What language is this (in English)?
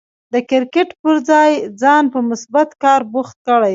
Pashto